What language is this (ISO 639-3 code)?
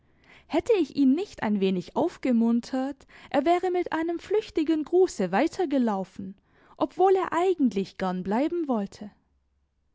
deu